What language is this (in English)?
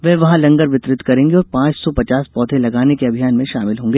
Hindi